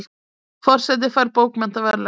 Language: Icelandic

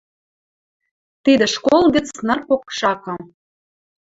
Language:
Western Mari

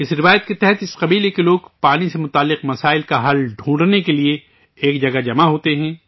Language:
Urdu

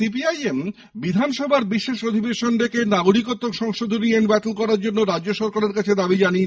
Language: Bangla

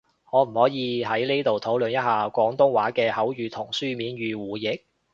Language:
Cantonese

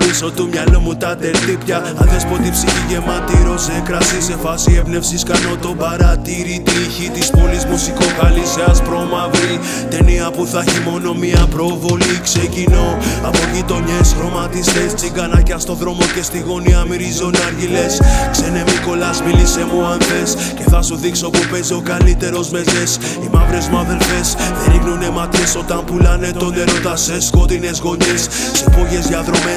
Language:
Greek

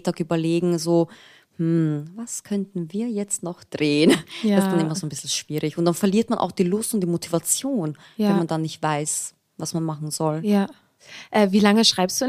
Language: German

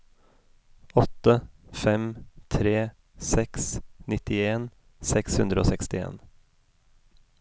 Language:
Norwegian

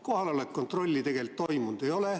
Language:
Estonian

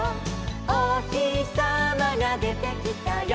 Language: Japanese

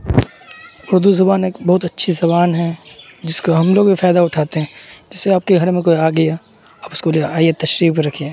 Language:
Urdu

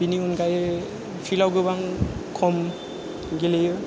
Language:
Bodo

